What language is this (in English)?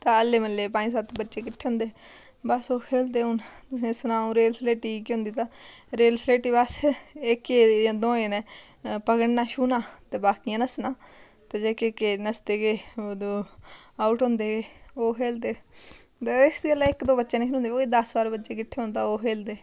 Dogri